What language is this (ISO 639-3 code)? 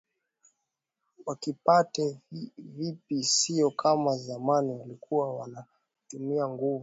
swa